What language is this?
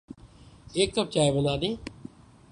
Urdu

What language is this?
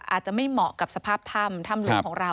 Thai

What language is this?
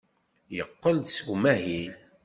Kabyle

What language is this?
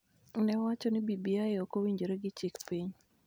Luo (Kenya and Tanzania)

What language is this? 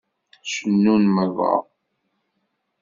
Kabyle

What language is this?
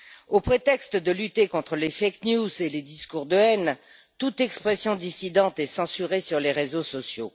French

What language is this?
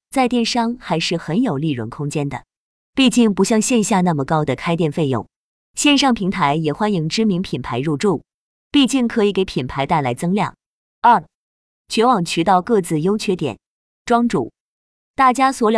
Chinese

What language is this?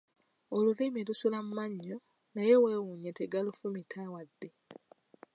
Ganda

